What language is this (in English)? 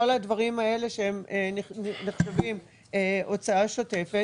Hebrew